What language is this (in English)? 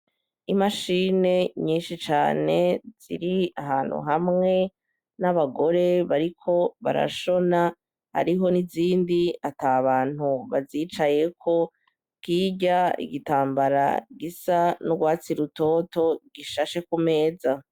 Rundi